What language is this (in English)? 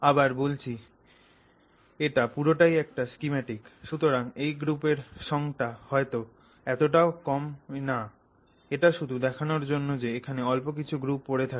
Bangla